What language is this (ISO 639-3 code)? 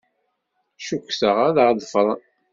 kab